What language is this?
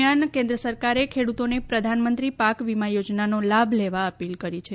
Gujarati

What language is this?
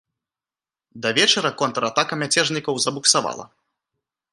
Belarusian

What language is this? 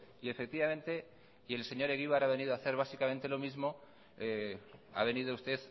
Spanish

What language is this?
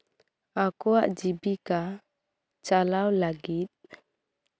Santali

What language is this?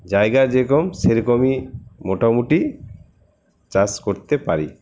Bangla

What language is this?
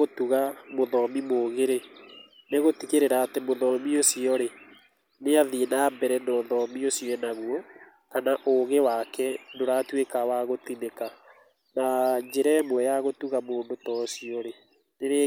Kikuyu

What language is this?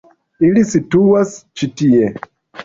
Esperanto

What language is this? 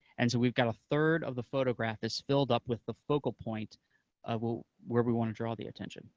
English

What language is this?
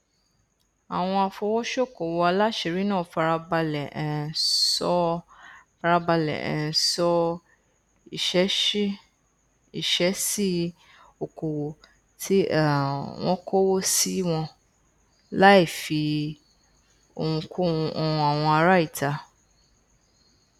Yoruba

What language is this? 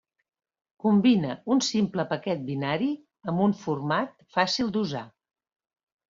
Catalan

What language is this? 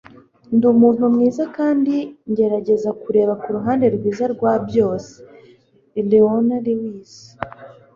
Kinyarwanda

